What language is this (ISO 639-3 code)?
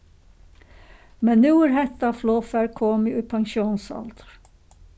fao